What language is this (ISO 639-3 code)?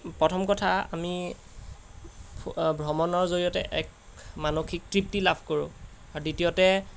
asm